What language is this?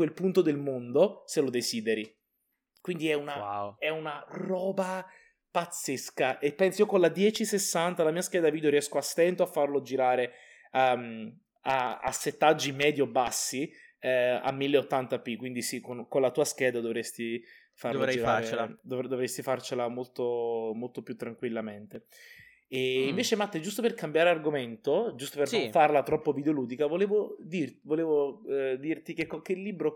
Italian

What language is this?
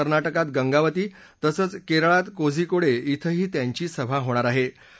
Marathi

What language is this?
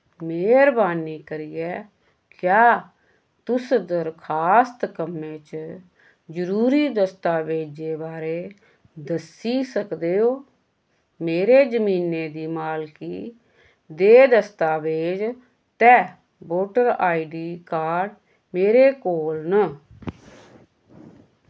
Dogri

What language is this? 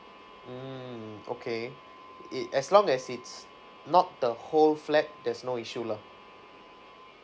English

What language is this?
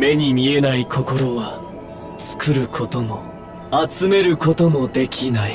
Japanese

